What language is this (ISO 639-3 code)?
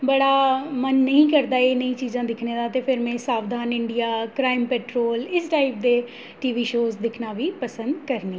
doi